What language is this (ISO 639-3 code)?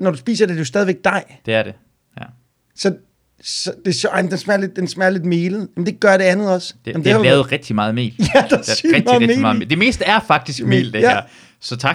dan